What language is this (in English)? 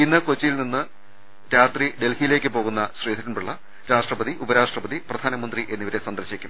Malayalam